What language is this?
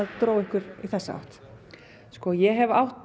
Icelandic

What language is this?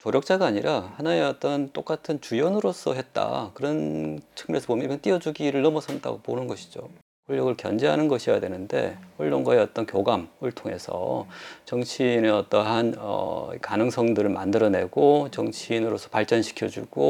Korean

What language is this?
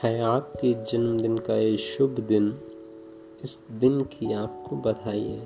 Hindi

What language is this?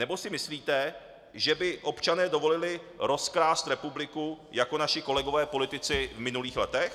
Czech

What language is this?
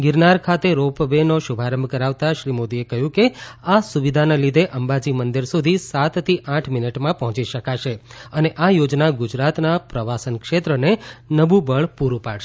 Gujarati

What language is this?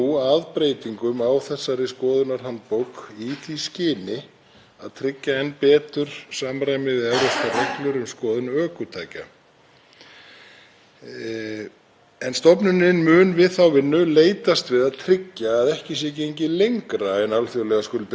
Icelandic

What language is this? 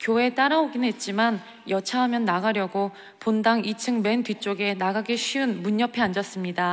Korean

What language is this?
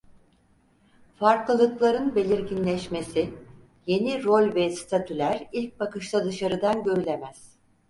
Turkish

